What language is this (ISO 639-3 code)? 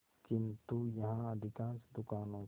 hin